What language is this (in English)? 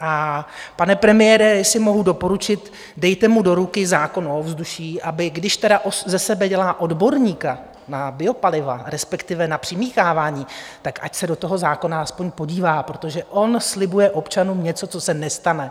Czech